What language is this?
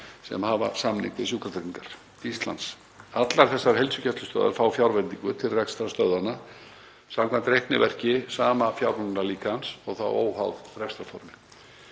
Icelandic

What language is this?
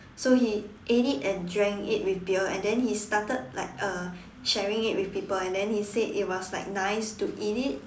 English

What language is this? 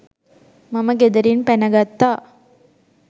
Sinhala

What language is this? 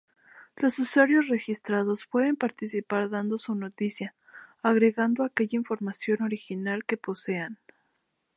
Spanish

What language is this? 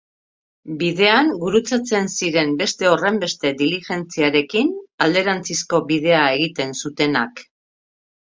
Basque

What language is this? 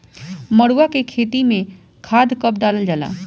Bhojpuri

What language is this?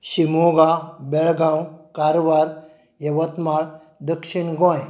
Konkani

